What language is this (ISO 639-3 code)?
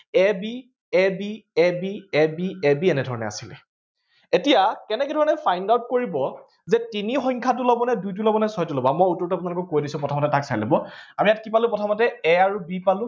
asm